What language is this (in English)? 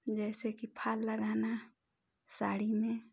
Hindi